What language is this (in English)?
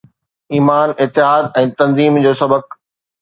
Sindhi